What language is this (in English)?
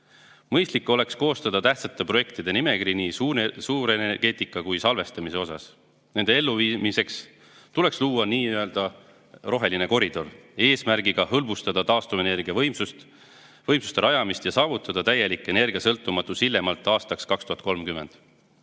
Estonian